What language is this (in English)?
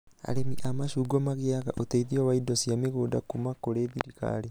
Kikuyu